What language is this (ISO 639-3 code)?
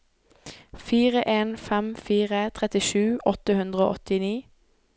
nor